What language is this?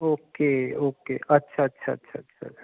Punjabi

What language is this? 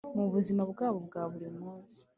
Kinyarwanda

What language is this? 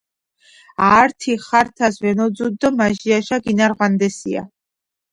Georgian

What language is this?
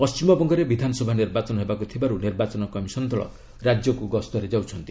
Odia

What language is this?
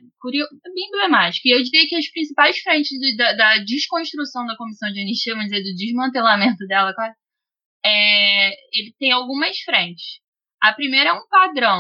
Portuguese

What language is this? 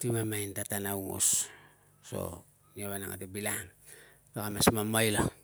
Tungag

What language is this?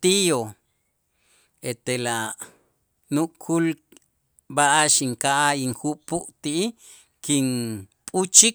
Itzá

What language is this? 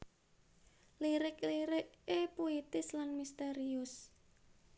Javanese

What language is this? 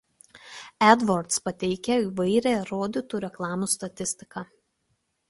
Lithuanian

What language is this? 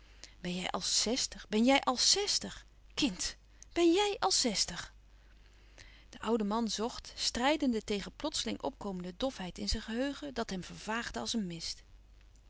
Dutch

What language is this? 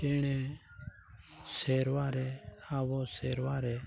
Santali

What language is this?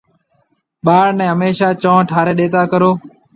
Marwari (Pakistan)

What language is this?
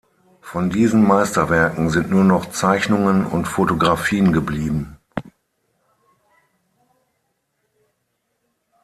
German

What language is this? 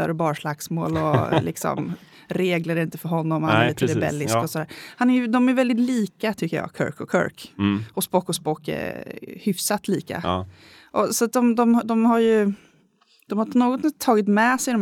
Swedish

